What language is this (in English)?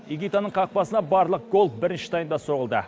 Kazakh